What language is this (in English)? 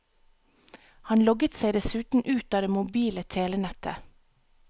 Norwegian